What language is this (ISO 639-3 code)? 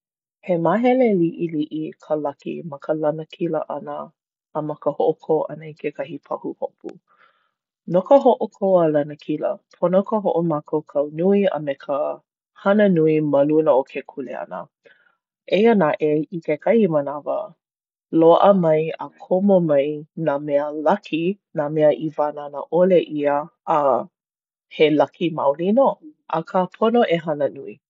haw